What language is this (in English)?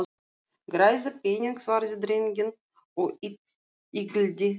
Icelandic